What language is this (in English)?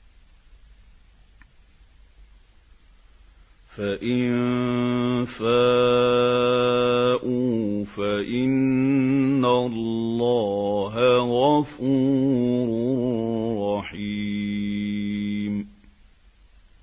Arabic